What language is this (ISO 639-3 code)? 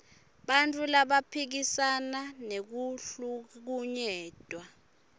ssw